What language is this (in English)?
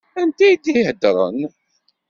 Kabyle